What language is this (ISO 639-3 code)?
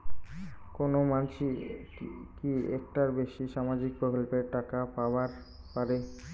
ben